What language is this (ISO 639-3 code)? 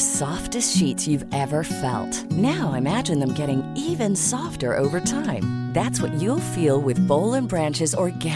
swe